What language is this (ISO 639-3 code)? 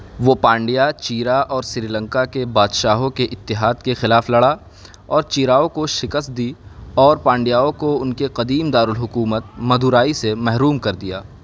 urd